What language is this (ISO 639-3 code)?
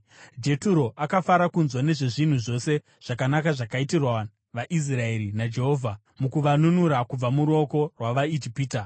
sna